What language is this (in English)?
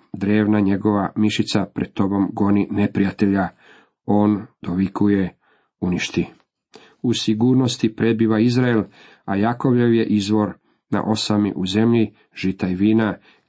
Croatian